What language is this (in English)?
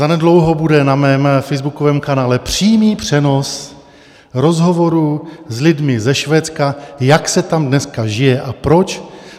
Czech